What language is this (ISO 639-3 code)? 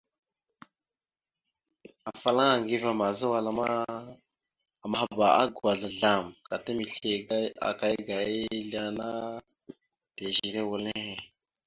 mxu